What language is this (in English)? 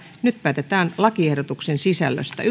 Finnish